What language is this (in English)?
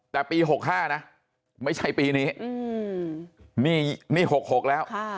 Thai